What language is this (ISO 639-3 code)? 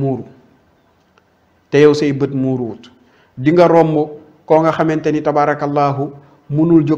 ara